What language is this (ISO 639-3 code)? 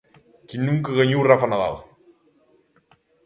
glg